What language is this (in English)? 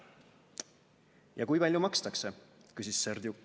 Estonian